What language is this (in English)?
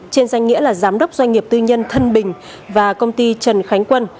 Vietnamese